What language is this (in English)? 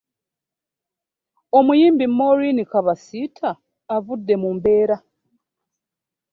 Ganda